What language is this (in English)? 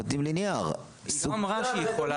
Hebrew